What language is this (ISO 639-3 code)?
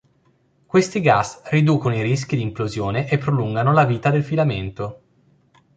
ita